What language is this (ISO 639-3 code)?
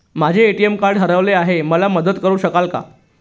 mar